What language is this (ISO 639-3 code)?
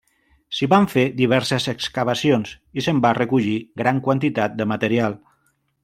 cat